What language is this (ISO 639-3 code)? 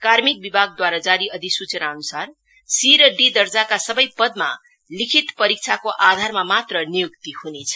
nep